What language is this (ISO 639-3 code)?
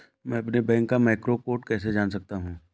hin